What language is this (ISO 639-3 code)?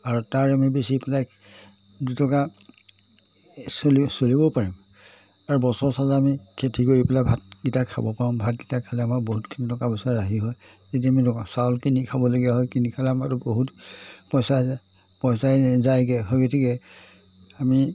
asm